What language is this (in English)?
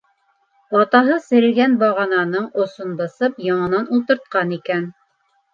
Bashkir